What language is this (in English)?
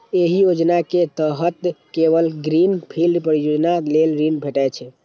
Maithili